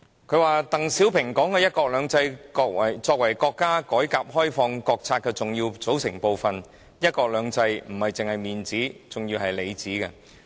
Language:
Cantonese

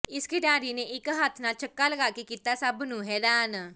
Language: Punjabi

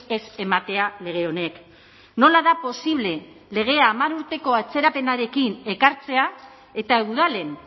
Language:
Basque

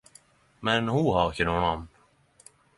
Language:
Norwegian Nynorsk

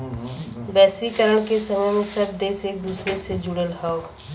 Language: Bhojpuri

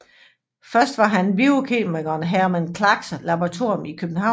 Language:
Danish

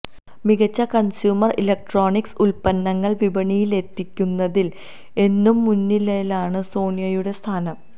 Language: Malayalam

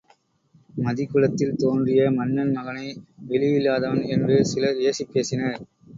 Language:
Tamil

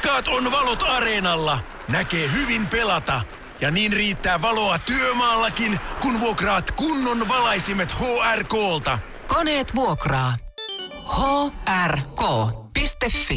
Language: Finnish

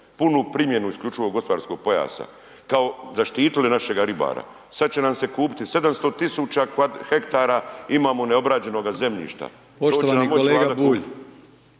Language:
Croatian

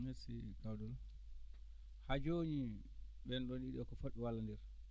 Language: Fula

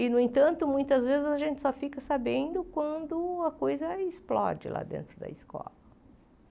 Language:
Portuguese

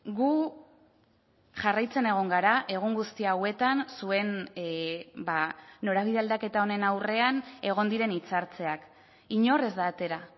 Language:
Basque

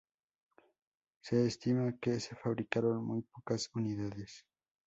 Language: Spanish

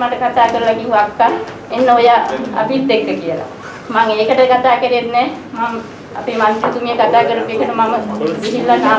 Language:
Sinhala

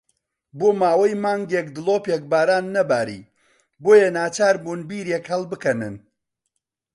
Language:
Central Kurdish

